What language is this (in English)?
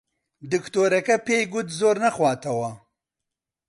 Central Kurdish